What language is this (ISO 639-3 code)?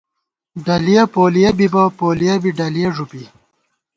gwt